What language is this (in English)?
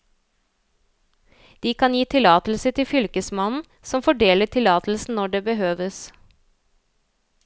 Norwegian